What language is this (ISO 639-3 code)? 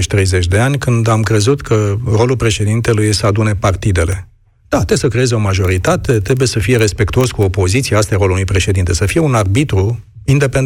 ron